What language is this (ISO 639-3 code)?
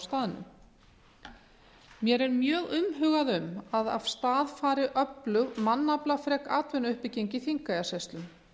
isl